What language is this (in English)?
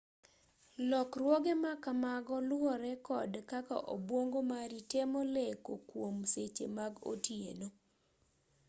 Luo (Kenya and Tanzania)